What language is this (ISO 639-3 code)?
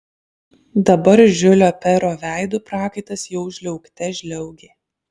lit